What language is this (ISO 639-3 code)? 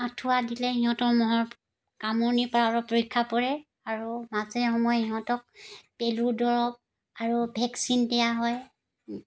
asm